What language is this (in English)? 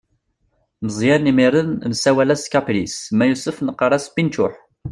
Kabyle